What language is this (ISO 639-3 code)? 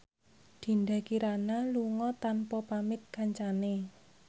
jav